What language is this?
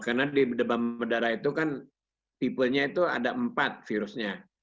Indonesian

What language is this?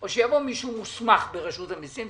Hebrew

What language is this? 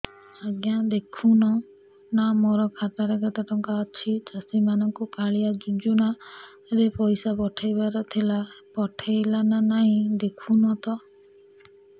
Odia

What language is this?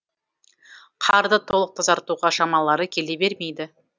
Kazakh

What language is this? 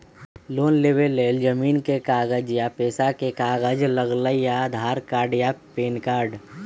Magahi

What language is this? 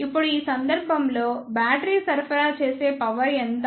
Telugu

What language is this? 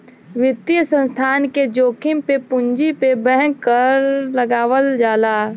Bhojpuri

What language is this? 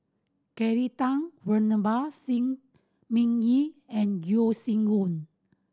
English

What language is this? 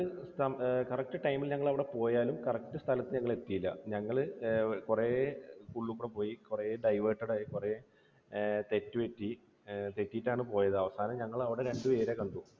Malayalam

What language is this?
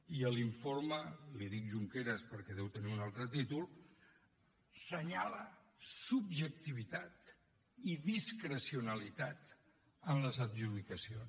Catalan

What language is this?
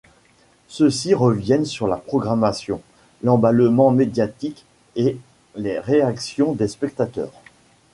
French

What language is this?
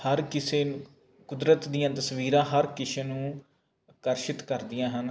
Punjabi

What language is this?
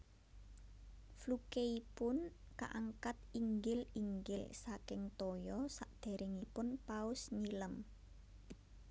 Javanese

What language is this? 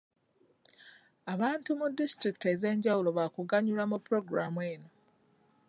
Ganda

